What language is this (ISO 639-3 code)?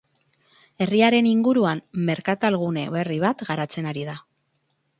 eus